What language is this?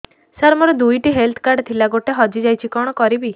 Odia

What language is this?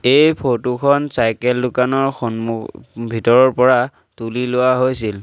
Assamese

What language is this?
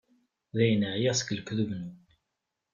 Kabyle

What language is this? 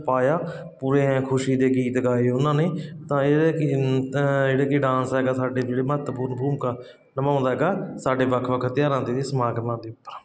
Punjabi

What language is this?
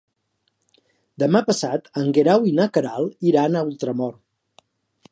Catalan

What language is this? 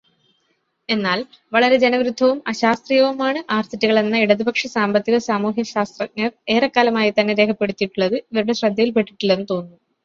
Malayalam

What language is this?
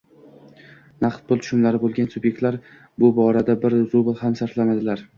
Uzbek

